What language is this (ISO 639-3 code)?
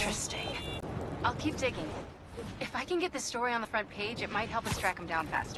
eng